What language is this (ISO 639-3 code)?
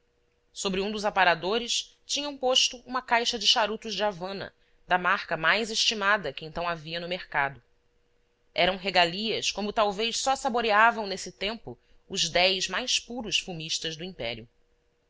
por